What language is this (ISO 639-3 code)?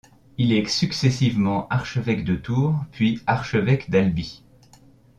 fra